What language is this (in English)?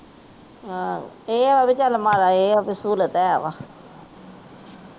Punjabi